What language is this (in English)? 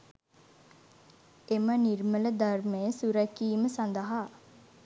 Sinhala